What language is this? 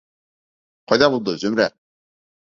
Bashkir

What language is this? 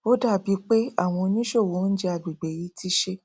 Yoruba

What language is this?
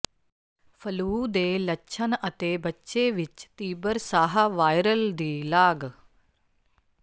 Punjabi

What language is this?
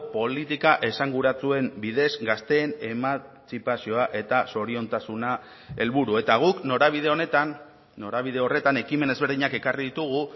Basque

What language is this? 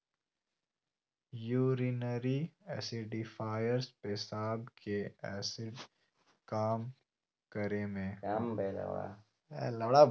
Magahi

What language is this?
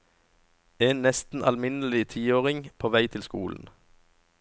Norwegian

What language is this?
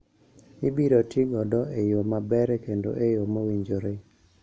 Luo (Kenya and Tanzania)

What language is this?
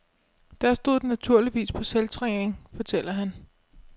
Danish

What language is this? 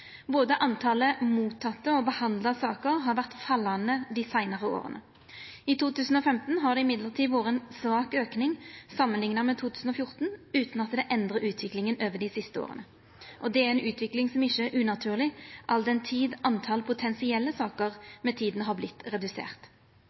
Norwegian Nynorsk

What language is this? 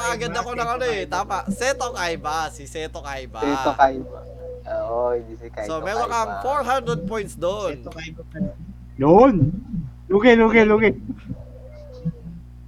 Filipino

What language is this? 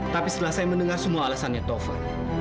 Indonesian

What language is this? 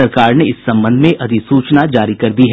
Hindi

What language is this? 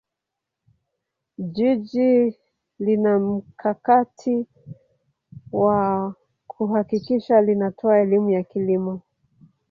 Swahili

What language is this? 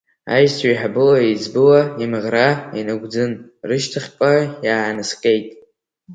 Abkhazian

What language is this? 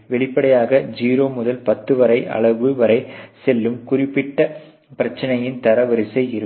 Tamil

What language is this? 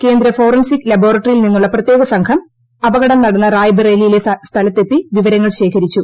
Malayalam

